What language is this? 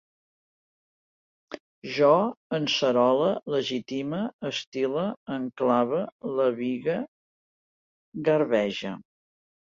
Catalan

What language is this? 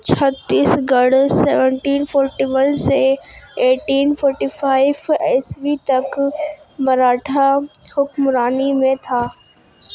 Urdu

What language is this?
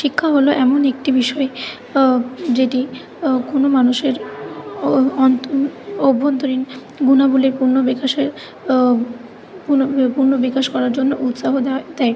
Bangla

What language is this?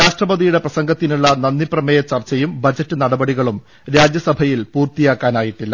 Malayalam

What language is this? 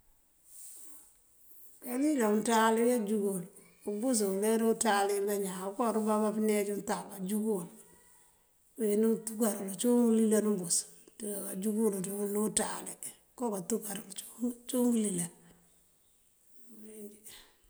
Mandjak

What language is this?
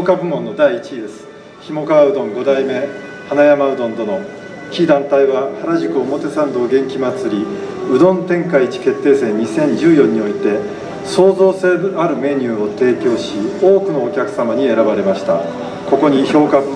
Japanese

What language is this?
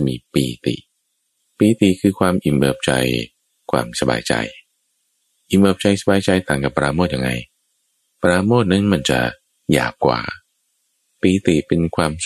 Thai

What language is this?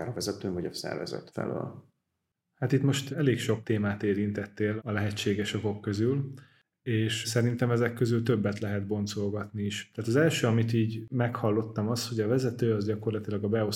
Hungarian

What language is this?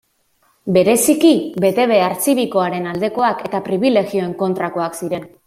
Basque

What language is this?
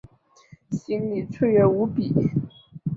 Chinese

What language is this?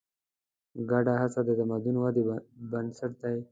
Pashto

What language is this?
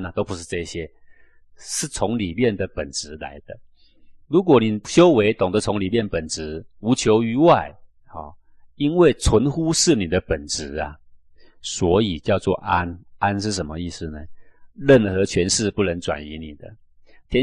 Chinese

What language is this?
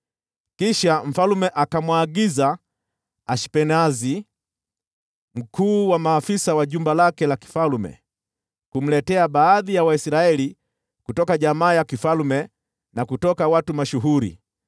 Swahili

